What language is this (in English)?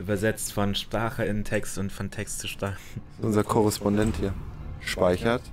German